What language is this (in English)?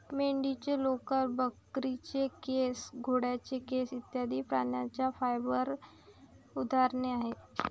Marathi